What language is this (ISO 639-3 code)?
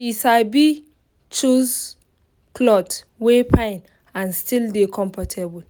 pcm